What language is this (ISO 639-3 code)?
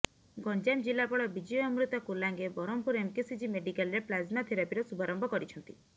ori